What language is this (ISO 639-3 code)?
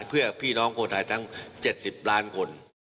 tha